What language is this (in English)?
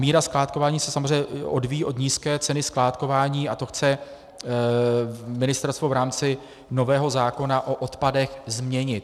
Czech